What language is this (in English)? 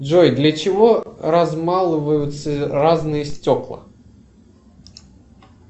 Russian